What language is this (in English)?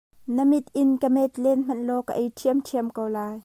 Hakha Chin